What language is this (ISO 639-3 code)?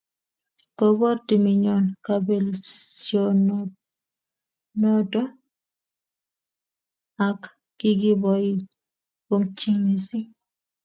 kln